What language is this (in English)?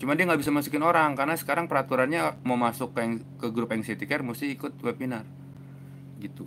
Indonesian